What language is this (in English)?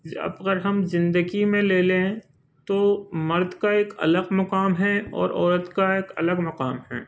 Urdu